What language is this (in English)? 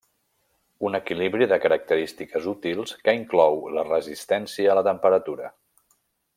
Catalan